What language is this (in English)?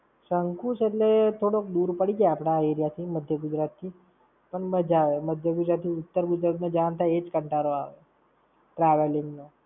Gujarati